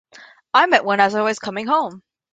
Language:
English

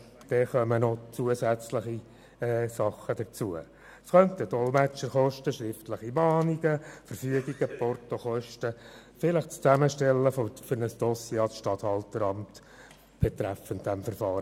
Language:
Swiss German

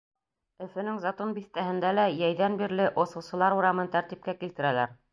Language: Bashkir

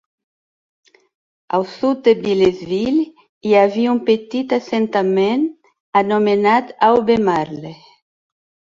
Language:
Catalan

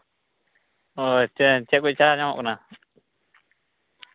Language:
Santali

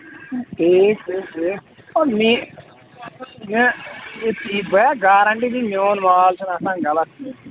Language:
Kashmiri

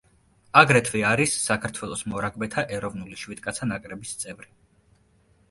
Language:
Georgian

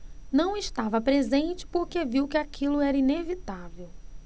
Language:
Portuguese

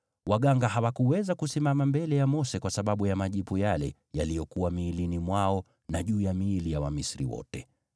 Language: Swahili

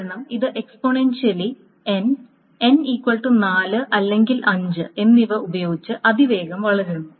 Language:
Malayalam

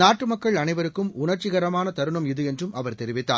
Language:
Tamil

